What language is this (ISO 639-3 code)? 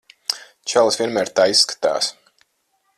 lav